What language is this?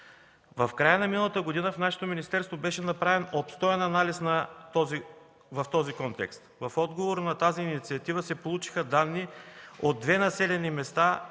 Bulgarian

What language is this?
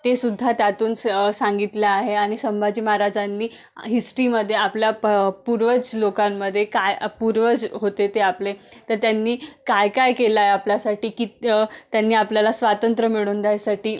Marathi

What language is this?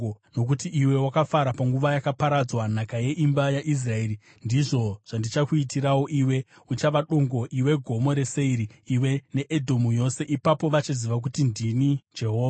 Shona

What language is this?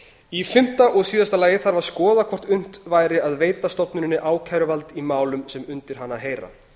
Icelandic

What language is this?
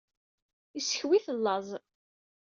Kabyle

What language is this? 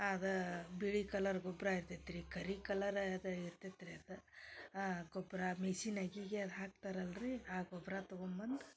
Kannada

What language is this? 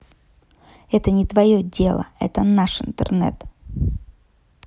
Russian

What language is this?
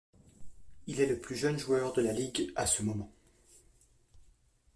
French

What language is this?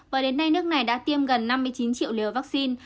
Vietnamese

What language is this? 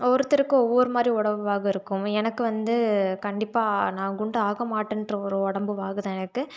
Tamil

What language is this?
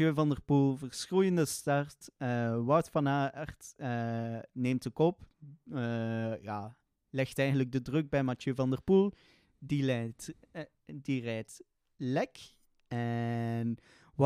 Dutch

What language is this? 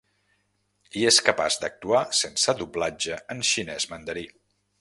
Catalan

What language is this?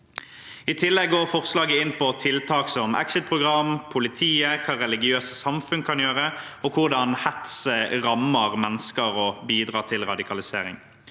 Norwegian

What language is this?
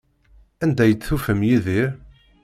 Kabyle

